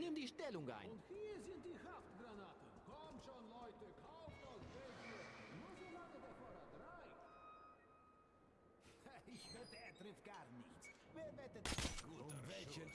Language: German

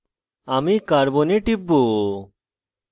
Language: Bangla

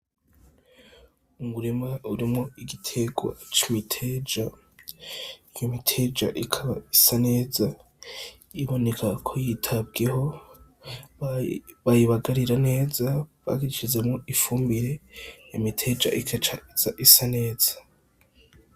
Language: Rundi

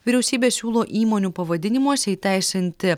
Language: Lithuanian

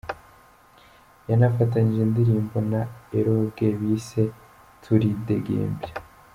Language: Kinyarwanda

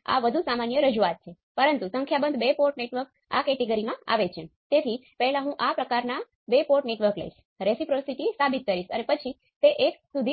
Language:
Gujarati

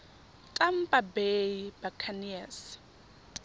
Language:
Tswana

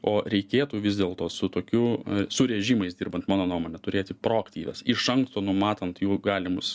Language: Lithuanian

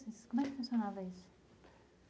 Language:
Portuguese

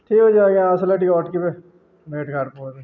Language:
Odia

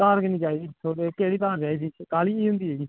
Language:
Dogri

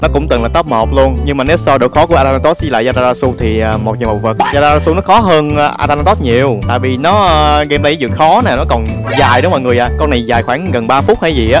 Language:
Vietnamese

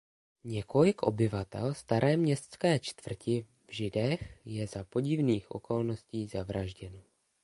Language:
Czech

